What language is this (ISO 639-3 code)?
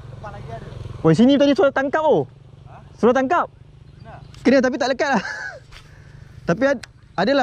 msa